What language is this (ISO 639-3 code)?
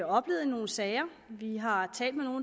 dan